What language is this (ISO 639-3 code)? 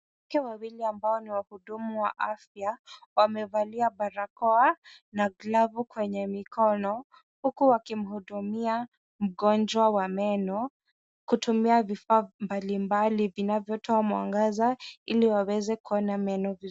swa